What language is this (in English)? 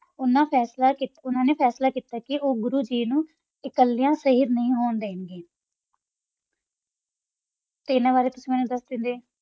Punjabi